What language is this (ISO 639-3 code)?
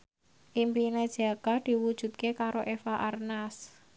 jav